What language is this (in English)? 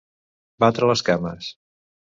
Catalan